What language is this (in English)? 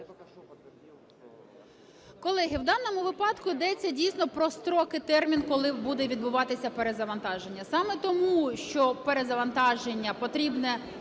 Ukrainian